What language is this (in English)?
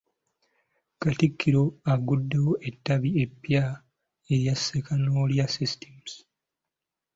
Ganda